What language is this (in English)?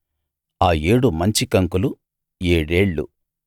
Telugu